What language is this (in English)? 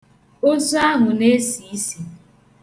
Igbo